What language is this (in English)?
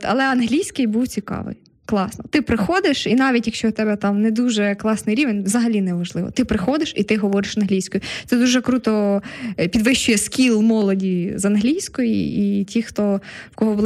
Ukrainian